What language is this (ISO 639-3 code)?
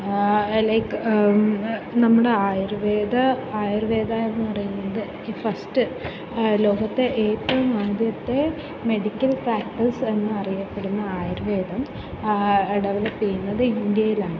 mal